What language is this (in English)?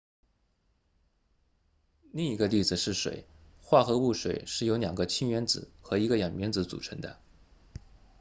Chinese